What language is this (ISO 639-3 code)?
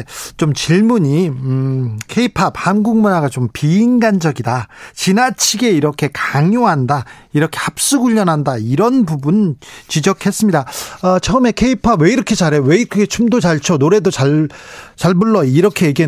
kor